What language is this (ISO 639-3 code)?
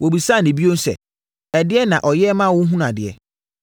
aka